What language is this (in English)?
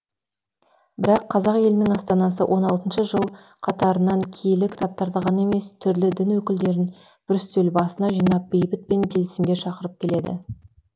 Kazakh